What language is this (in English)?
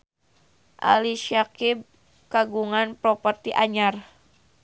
Sundanese